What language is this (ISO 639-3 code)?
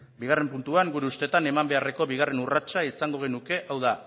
eus